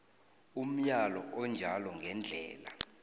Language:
South Ndebele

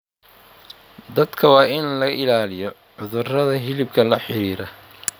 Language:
Somali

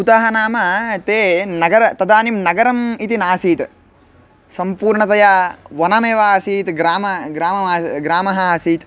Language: Sanskrit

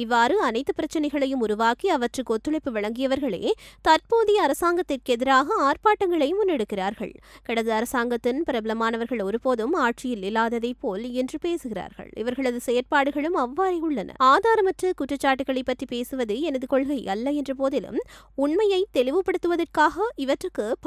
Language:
Hindi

